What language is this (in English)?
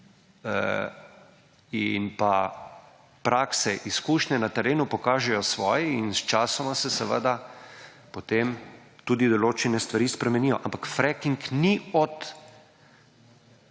Slovenian